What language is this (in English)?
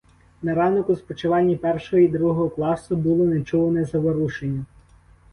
Ukrainian